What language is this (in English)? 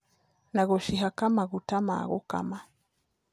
Kikuyu